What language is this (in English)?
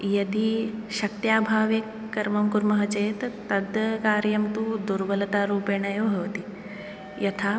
Sanskrit